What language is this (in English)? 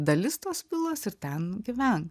Lithuanian